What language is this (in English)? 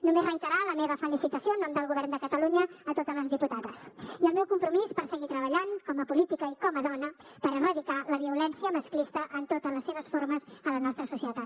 Catalan